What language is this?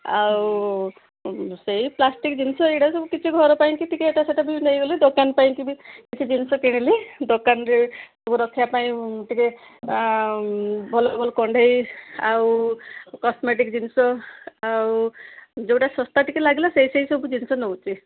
Odia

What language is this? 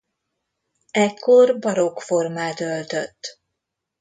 Hungarian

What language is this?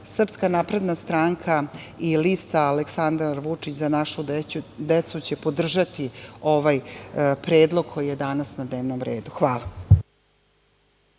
Serbian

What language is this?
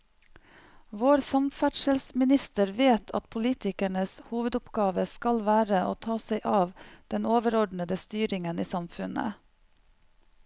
Norwegian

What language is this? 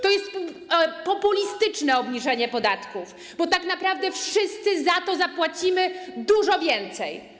Polish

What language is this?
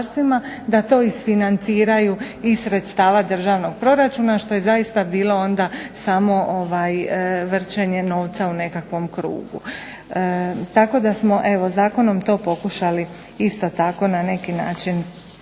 Croatian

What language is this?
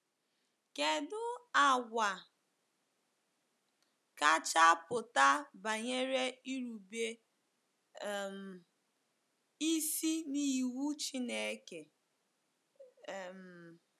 Igbo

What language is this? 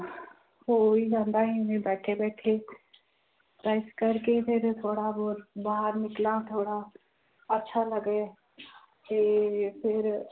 Punjabi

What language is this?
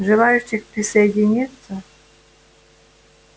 Russian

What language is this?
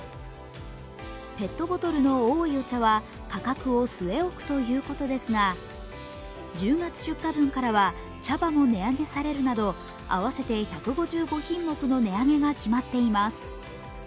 Japanese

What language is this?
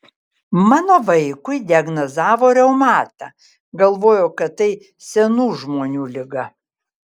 Lithuanian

